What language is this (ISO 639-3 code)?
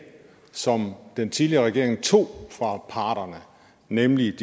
dan